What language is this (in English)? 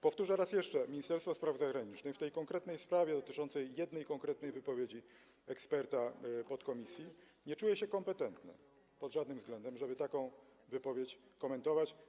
Polish